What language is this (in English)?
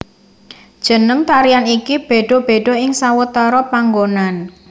Javanese